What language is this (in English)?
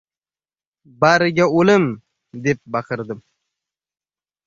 Uzbek